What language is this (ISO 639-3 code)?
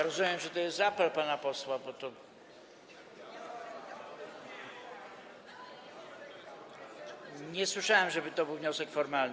pol